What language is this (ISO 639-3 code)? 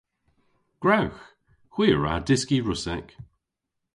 cor